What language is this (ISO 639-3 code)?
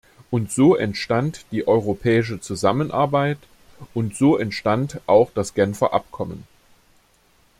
deu